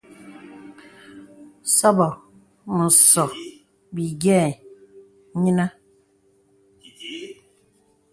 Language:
Bebele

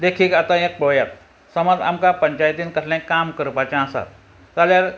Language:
Konkani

